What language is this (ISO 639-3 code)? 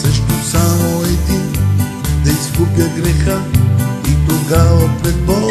bul